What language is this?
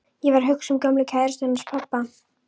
Icelandic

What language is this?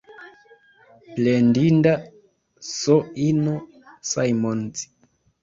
Esperanto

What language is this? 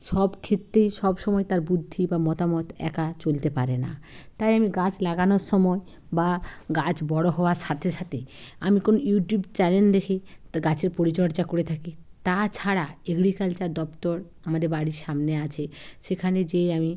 Bangla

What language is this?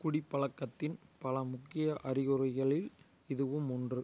Tamil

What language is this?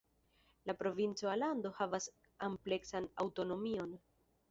Esperanto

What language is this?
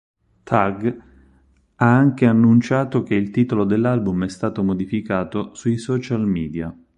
Italian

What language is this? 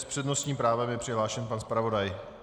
Czech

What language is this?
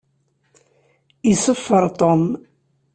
Kabyle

